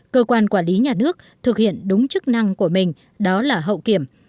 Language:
Vietnamese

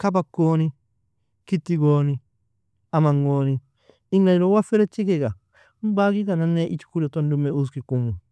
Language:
Nobiin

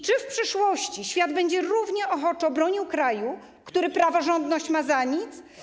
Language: Polish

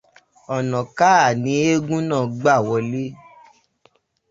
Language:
Yoruba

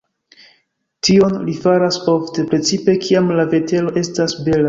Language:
Esperanto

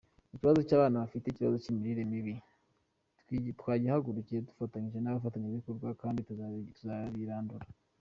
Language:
Kinyarwanda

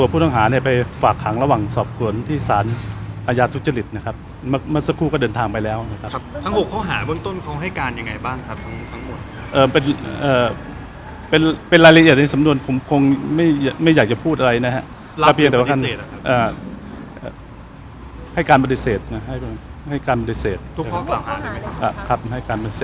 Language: Thai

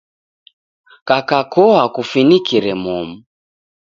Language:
Taita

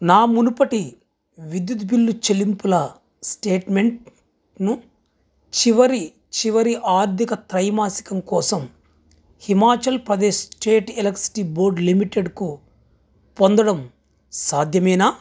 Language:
Telugu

